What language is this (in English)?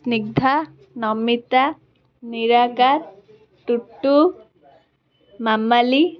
Odia